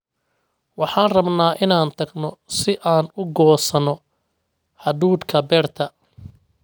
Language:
Somali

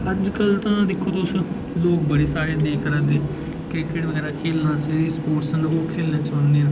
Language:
Dogri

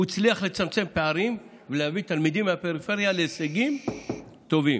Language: Hebrew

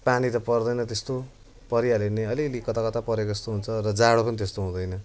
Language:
Nepali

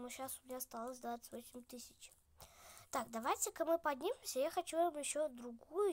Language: Russian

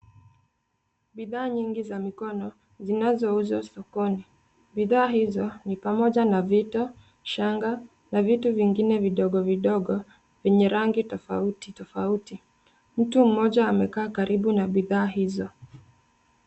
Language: Swahili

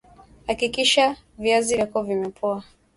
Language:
Swahili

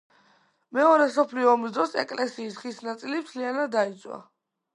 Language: Georgian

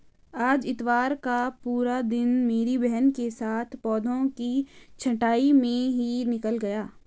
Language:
Hindi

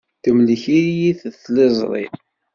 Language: Kabyle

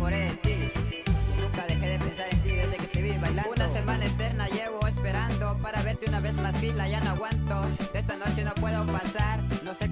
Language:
Spanish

